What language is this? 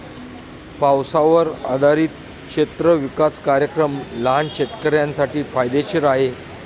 Marathi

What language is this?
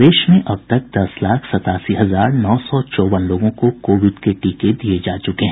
Hindi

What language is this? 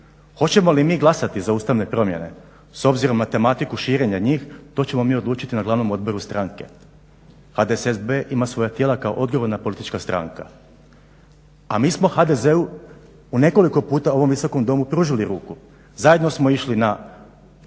Croatian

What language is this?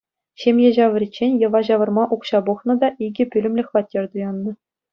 Chuvash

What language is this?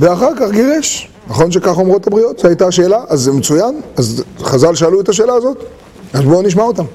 Hebrew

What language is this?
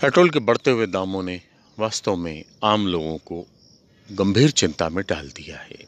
Hindi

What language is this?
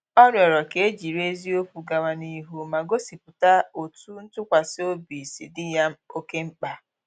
Igbo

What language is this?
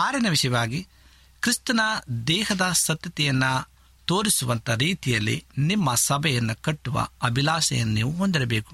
Kannada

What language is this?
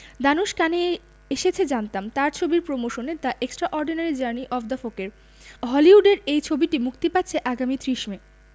Bangla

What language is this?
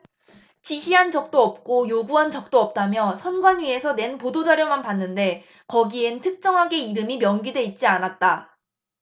Korean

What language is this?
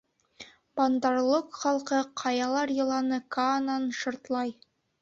Bashkir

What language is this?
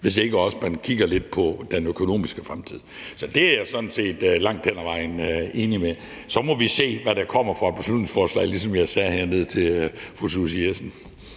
Danish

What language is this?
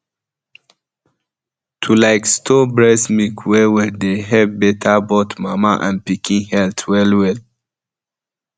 Nigerian Pidgin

